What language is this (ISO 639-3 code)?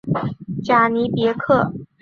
zho